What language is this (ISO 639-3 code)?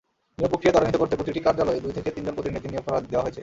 ben